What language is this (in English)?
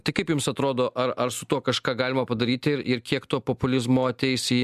Lithuanian